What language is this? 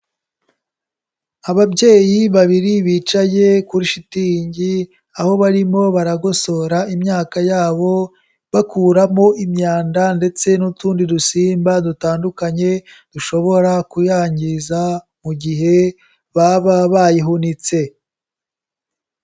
Kinyarwanda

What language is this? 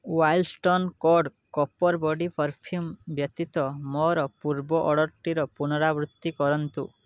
Odia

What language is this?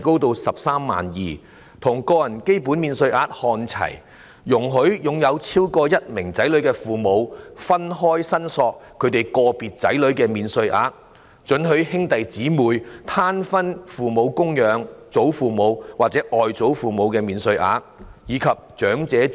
Cantonese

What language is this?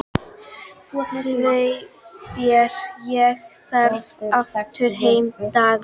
Icelandic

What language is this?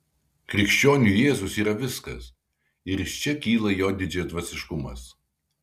Lithuanian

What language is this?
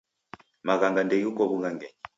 Taita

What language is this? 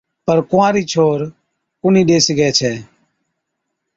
Od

